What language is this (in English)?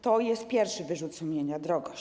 Polish